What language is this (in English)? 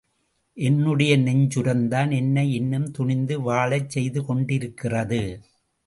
Tamil